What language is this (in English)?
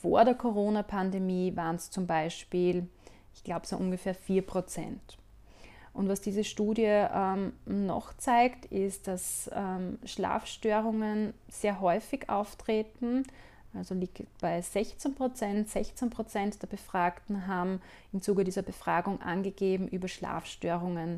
German